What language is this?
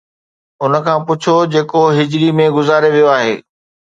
Sindhi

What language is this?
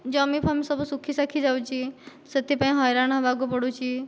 Odia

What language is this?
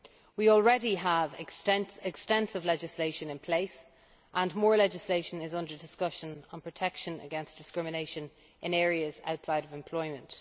English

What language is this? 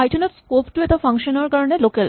Assamese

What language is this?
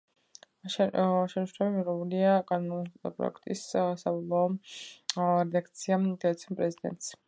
Georgian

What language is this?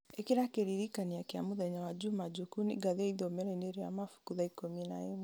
Kikuyu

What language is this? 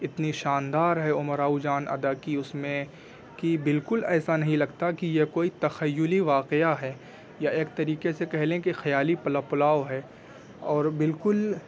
Urdu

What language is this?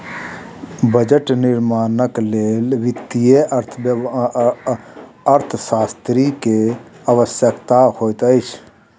Maithili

